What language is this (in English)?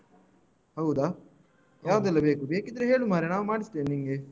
Kannada